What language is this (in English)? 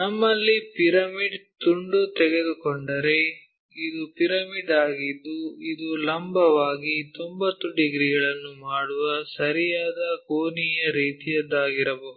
Kannada